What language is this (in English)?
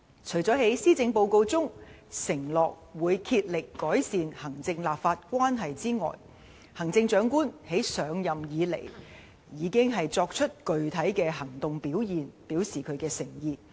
Cantonese